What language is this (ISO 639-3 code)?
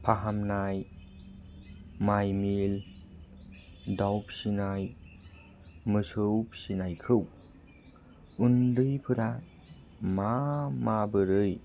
brx